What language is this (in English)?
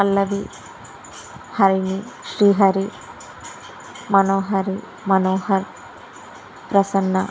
Telugu